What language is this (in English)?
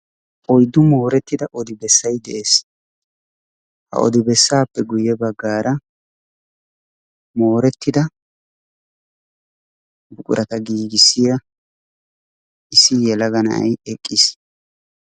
Wolaytta